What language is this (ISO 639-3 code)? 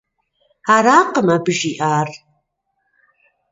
kbd